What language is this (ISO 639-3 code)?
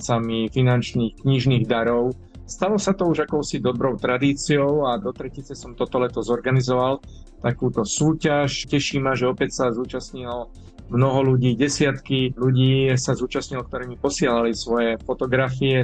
slk